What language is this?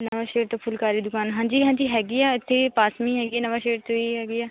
Punjabi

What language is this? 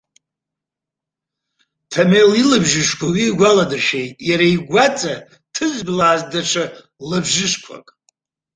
Abkhazian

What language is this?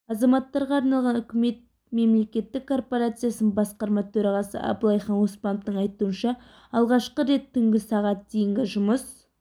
Kazakh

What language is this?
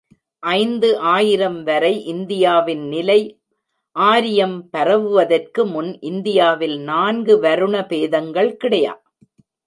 Tamil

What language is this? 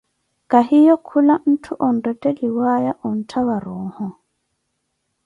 Koti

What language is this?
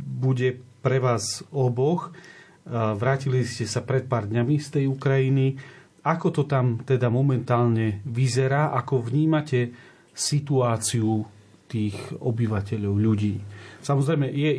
Slovak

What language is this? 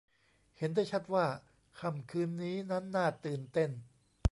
Thai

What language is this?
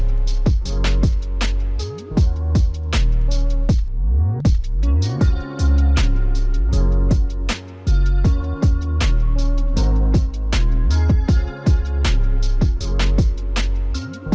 Vietnamese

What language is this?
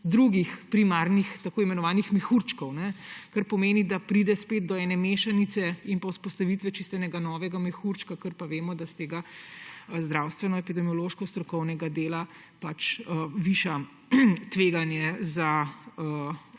Slovenian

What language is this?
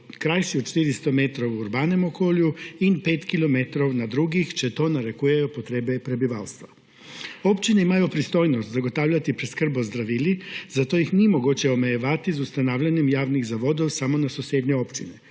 Slovenian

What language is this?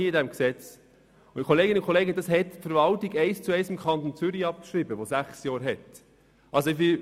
Swiss German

